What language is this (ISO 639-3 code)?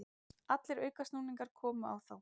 isl